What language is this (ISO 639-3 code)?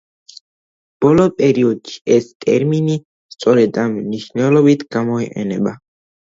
kat